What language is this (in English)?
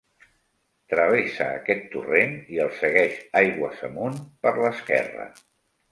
Catalan